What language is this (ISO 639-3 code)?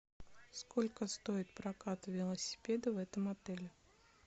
rus